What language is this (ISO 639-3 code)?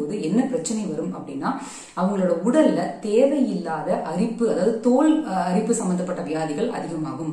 ita